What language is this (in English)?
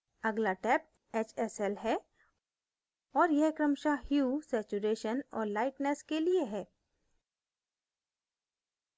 Hindi